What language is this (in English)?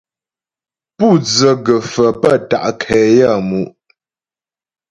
Ghomala